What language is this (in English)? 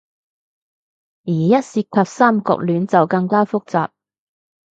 Cantonese